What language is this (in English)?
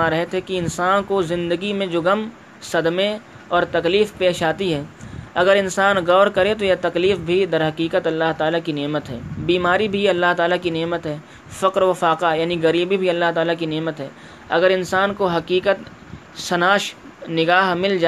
Urdu